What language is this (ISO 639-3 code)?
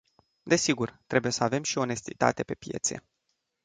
ron